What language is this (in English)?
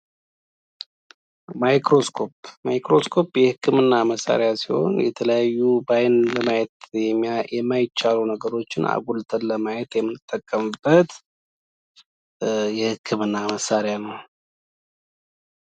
Amharic